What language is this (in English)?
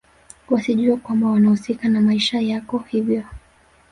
Swahili